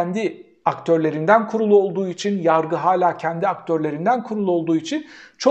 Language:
Turkish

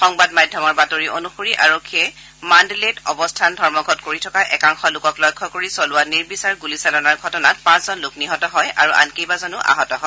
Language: Assamese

